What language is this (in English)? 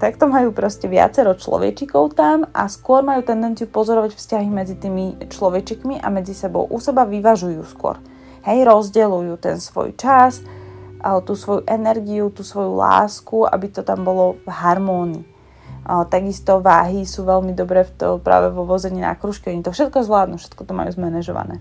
Slovak